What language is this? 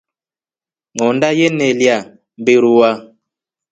Rombo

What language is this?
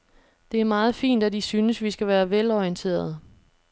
Danish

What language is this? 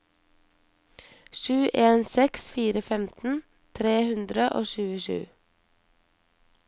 Norwegian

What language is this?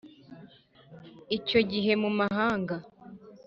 Kinyarwanda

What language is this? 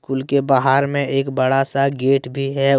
Hindi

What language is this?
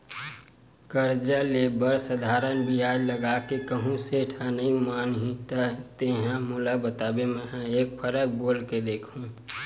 Chhattisgarhi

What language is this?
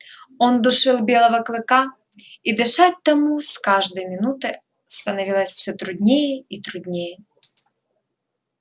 Russian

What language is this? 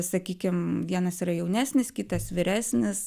Lithuanian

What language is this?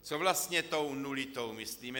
Czech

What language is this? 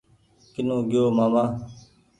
Goaria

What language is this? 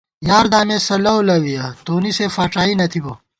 Gawar-Bati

